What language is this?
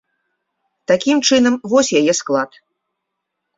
Belarusian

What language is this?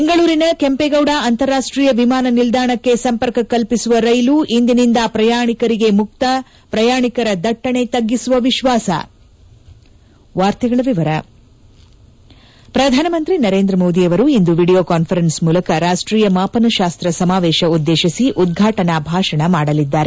Kannada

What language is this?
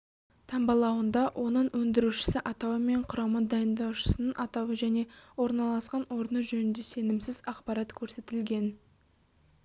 Kazakh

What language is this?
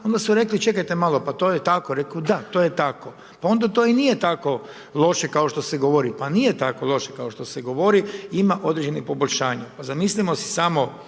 Croatian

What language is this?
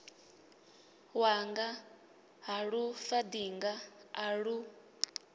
Venda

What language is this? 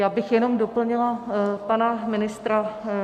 Czech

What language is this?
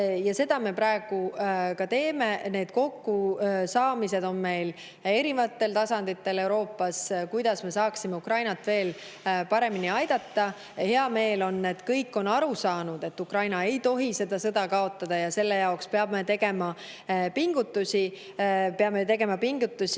Estonian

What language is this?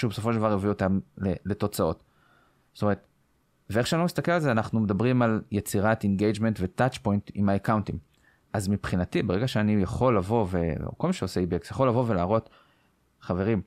Hebrew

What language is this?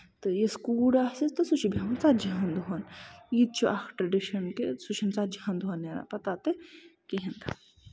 Kashmiri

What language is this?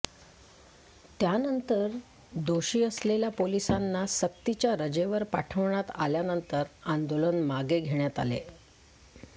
Marathi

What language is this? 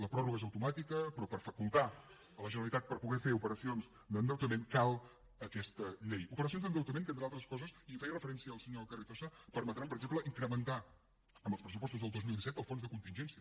Catalan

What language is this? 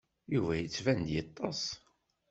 Kabyle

